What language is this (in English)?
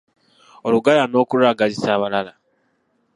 Ganda